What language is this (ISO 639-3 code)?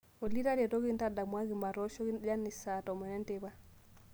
mas